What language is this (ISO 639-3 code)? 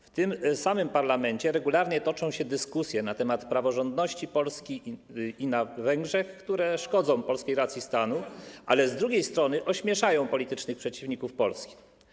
pol